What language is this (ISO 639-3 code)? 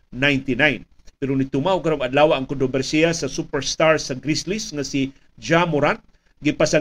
fil